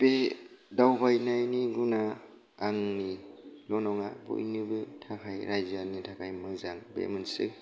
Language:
Bodo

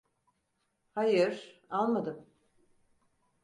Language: Turkish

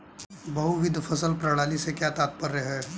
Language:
Hindi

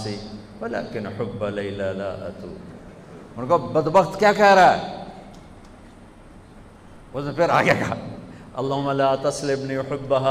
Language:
Urdu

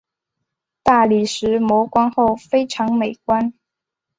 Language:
Chinese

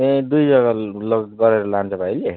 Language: Nepali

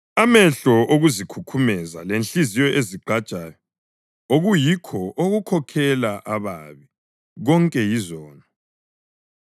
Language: North Ndebele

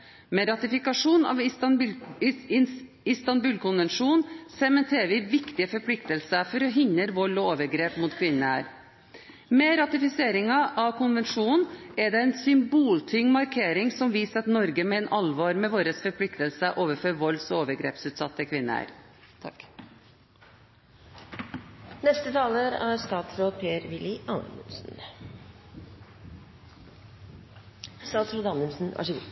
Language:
Norwegian Bokmål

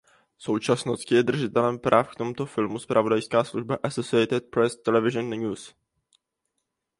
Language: Czech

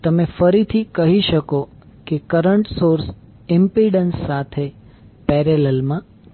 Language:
Gujarati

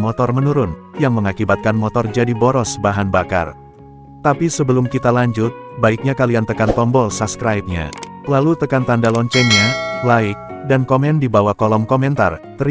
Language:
Indonesian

